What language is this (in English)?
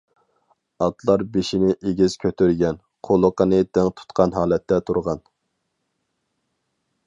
Uyghur